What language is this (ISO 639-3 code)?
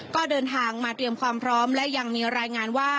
tha